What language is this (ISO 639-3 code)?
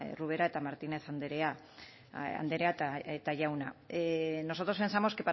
eus